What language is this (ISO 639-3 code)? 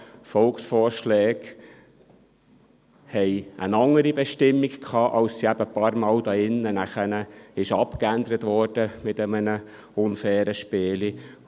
gsw